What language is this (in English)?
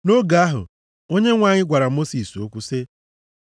Igbo